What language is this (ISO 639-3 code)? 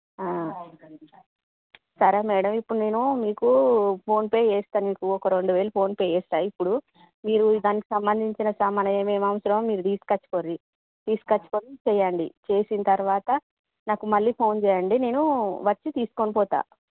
tel